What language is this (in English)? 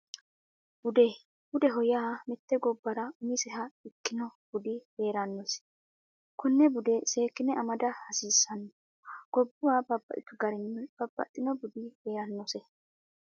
Sidamo